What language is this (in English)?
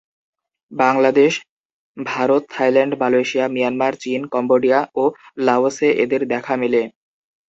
Bangla